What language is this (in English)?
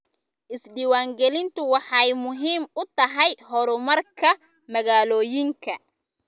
Somali